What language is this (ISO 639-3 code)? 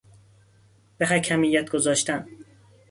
fas